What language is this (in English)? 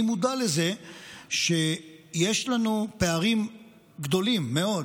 Hebrew